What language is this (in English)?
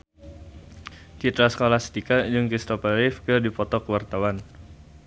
Sundanese